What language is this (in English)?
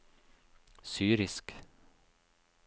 Norwegian